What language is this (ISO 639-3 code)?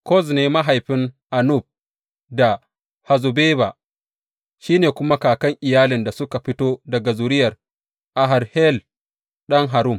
hau